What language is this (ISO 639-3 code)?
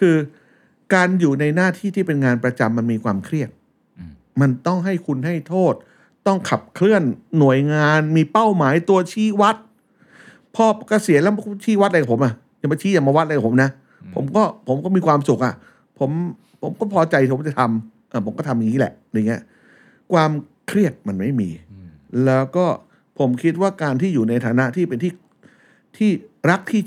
tha